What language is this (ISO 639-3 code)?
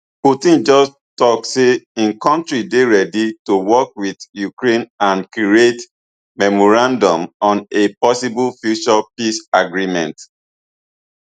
pcm